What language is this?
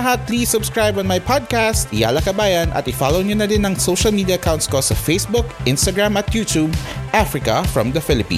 Filipino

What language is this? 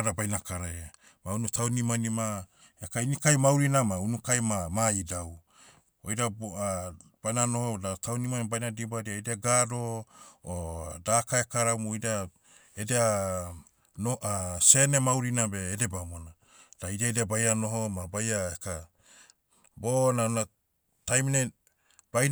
Motu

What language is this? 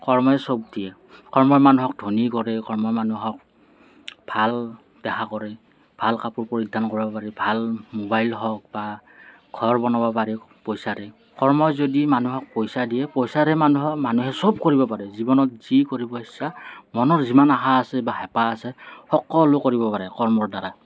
Assamese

